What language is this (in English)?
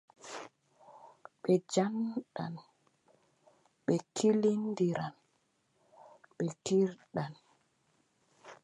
Adamawa Fulfulde